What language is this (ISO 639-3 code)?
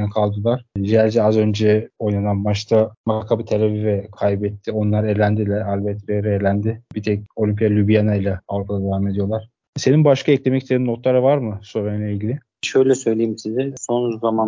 tur